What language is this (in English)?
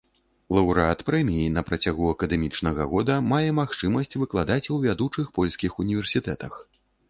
Belarusian